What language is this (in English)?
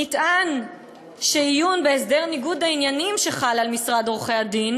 Hebrew